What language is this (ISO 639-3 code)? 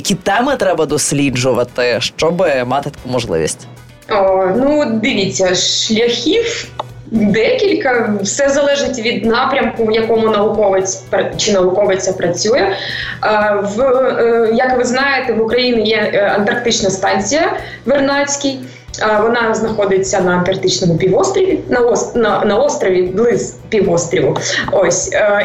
ukr